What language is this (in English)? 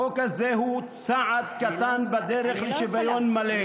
Hebrew